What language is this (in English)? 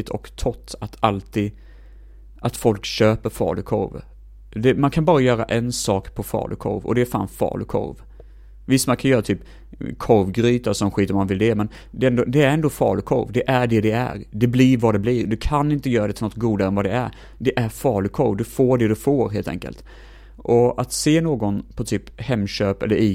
Swedish